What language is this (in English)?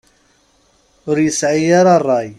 Kabyle